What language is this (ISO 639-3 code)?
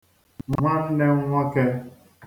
ibo